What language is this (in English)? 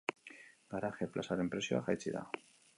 Basque